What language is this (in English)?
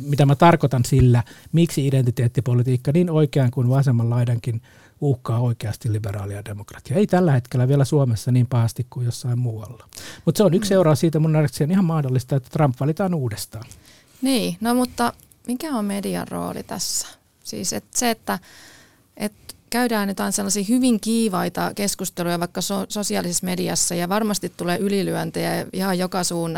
Finnish